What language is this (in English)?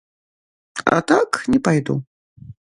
Belarusian